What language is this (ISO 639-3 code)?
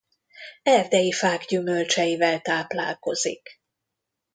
hun